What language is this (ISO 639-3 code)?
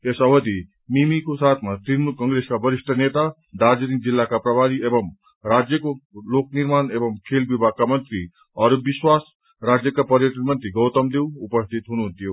nep